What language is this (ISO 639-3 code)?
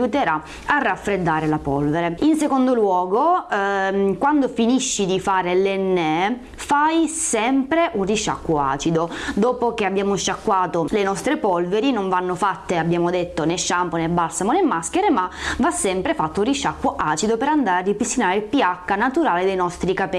ita